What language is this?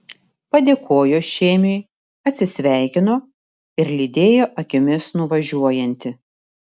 Lithuanian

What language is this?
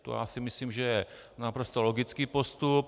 Czech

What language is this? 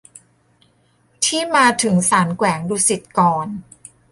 Thai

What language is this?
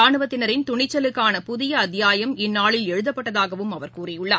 Tamil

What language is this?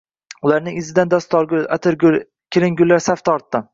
Uzbek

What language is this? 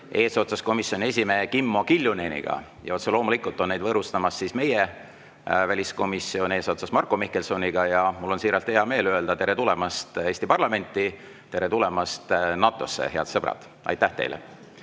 Estonian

